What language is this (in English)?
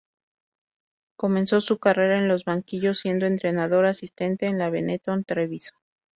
Spanish